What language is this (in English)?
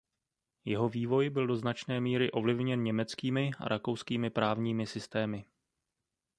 Czech